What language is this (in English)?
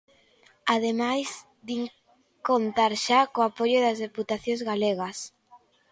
Galician